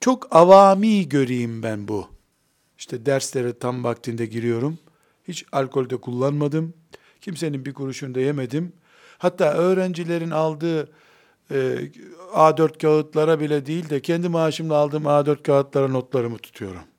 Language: Turkish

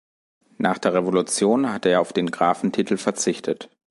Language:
German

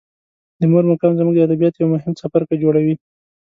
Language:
Pashto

